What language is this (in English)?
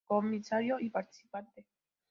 Spanish